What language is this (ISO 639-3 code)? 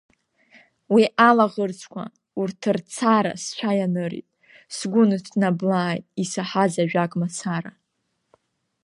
abk